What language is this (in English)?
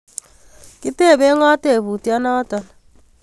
Kalenjin